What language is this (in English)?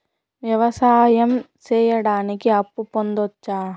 Telugu